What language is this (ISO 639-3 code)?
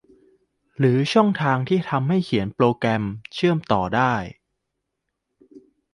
tha